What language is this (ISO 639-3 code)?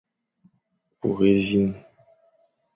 fan